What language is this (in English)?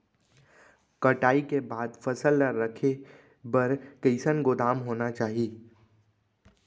Chhattisgarhi